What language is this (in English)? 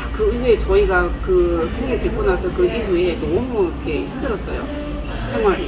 Korean